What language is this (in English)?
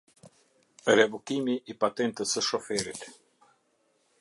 Albanian